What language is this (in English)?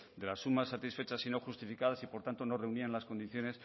Spanish